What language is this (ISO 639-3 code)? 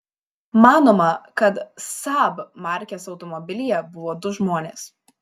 lit